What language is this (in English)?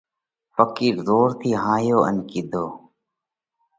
Parkari Koli